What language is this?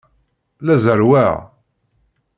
Kabyle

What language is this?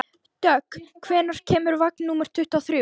Icelandic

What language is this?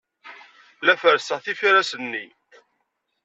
Kabyle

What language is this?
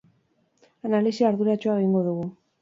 Basque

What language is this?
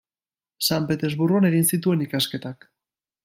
Basque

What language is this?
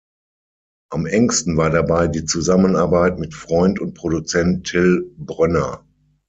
German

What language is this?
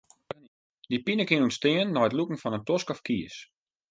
Western Frisian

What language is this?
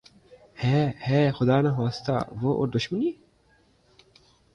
Urdu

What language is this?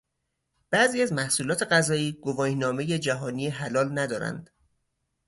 Persian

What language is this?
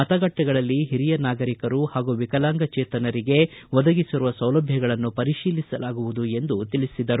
Kannada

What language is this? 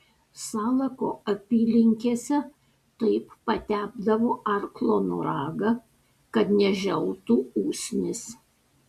Lithuanian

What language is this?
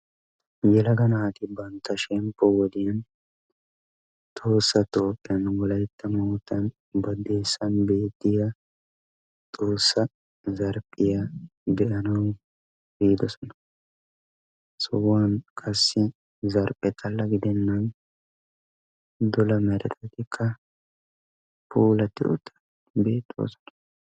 Wolaytta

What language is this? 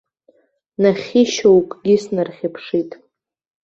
Abkhazian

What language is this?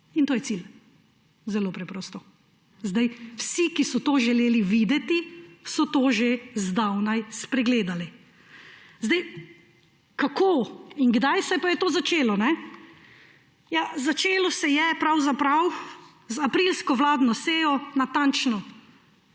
Slovenian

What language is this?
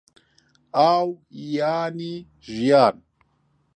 Central Kurdish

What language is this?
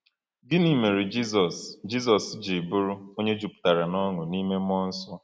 Igbo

